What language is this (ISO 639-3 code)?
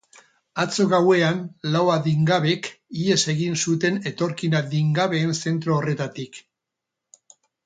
eus